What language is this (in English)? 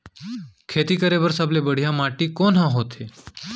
Chhattisgarhi